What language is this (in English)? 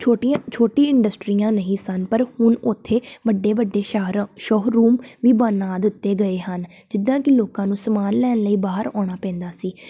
Punjabi